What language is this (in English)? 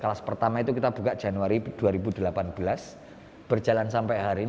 Indonesian